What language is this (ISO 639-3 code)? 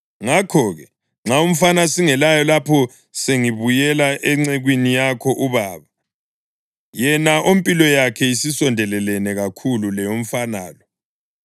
nde